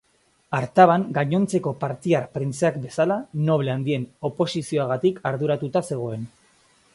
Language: Basque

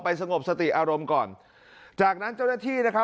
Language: Thai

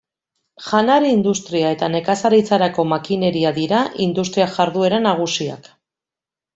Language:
Basque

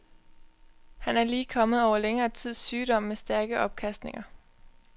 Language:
Danish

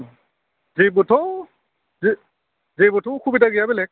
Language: Bodo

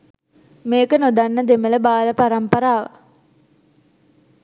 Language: Sinhala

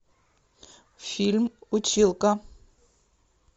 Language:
Russian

